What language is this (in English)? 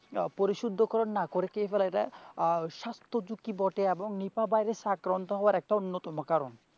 Bangla